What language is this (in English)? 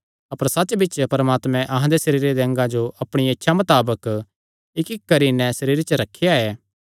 Kangri